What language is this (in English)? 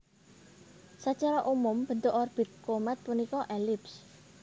Javanese